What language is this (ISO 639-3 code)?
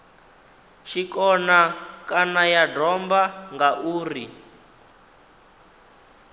ven